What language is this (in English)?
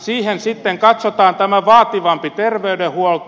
Finnish